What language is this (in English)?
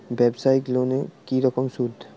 Bangla